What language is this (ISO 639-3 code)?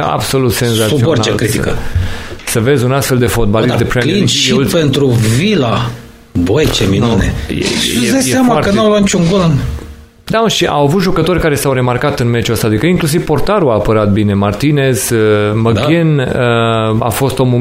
ron